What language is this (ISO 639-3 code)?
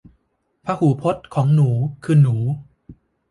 tha